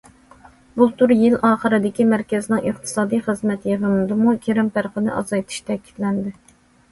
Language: Uyghur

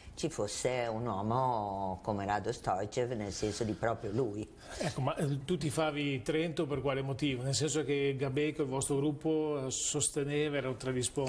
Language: Italian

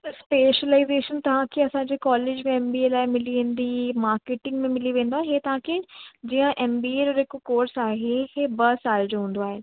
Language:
Sindhi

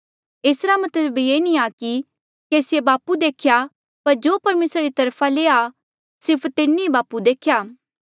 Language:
Mandeali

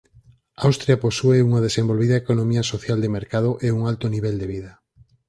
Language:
Galician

